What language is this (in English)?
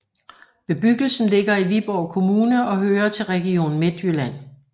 Danish